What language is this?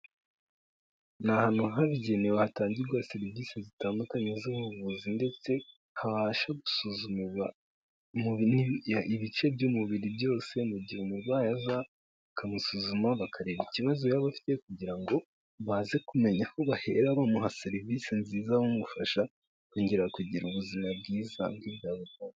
Kinyarwanda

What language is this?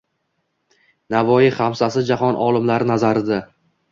Uzbek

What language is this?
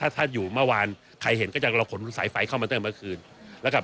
Thai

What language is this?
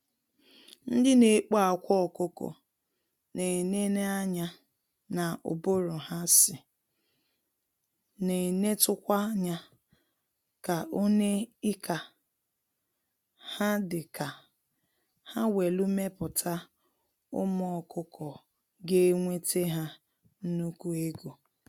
Igbo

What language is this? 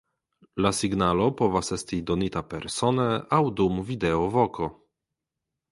Esperanto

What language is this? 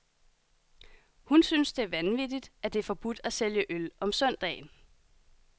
Danish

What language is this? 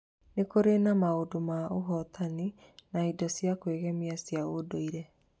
Kikuyu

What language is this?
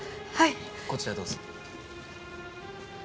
Japanese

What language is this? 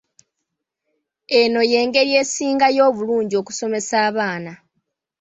Ganda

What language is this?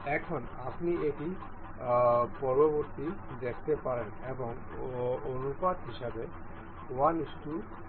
Bangla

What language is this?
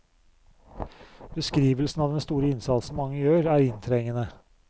Norwegian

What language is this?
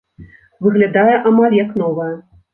Belarusian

